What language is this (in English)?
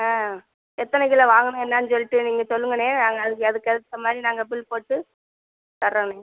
Tamil